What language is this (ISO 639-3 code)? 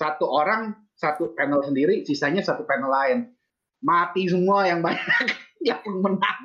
ind